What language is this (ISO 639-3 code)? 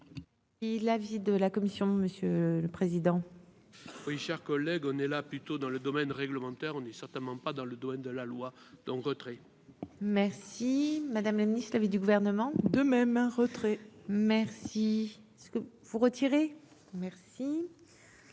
fra